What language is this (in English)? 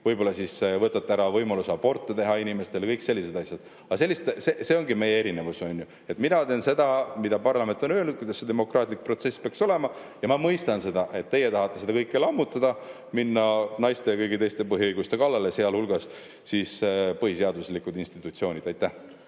Estonian